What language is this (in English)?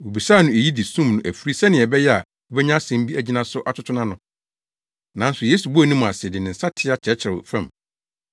Akan